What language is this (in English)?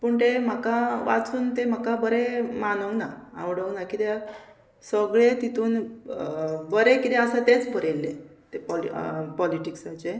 Konkani